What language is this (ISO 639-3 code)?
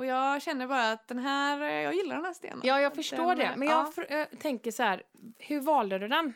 swe